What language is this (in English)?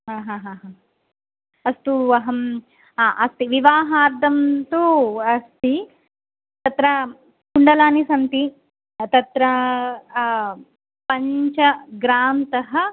Sanskrit